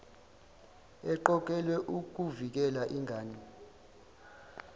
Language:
Zulu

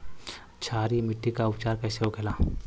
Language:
Bhojpuri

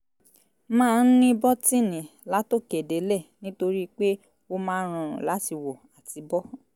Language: Yoruba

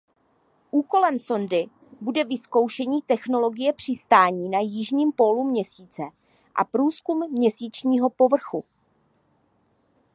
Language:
Czech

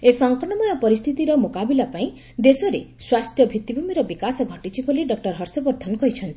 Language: Odia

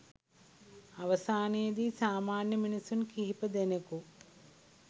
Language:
Sinhala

